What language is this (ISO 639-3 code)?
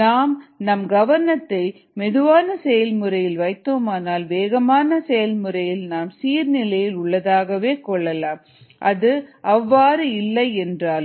tam